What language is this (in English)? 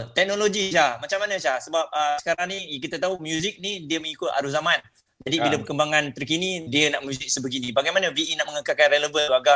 Malay